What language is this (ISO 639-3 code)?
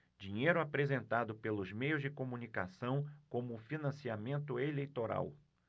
por